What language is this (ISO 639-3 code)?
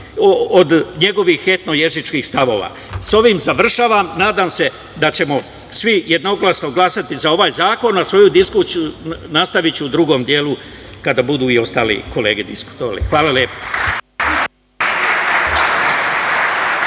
srp